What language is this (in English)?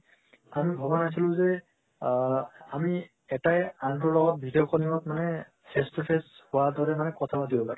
Assamese